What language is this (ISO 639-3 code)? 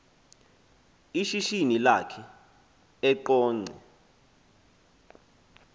xho